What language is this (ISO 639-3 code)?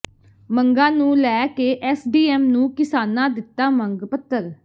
pan